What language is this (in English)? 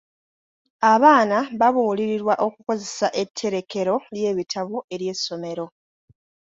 Ganda